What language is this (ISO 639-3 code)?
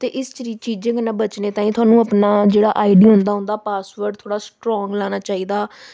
doi